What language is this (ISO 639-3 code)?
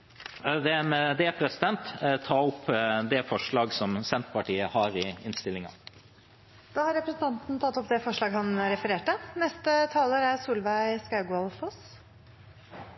nor